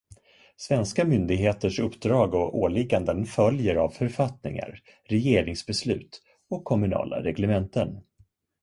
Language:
Swedish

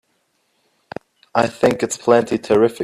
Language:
English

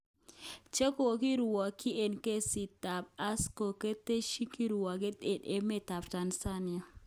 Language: Kalenjin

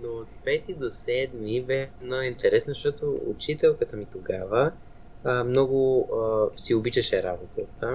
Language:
Bulgarian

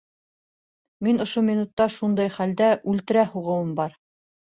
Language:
Bashkir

